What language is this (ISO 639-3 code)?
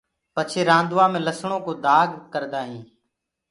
ggg